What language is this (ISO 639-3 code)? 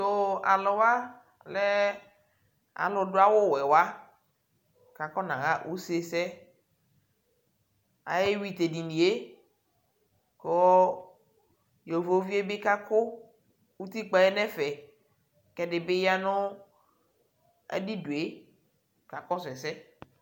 kpo